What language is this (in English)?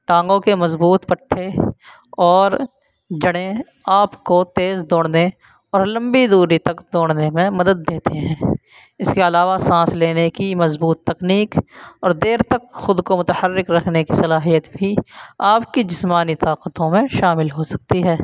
Urdu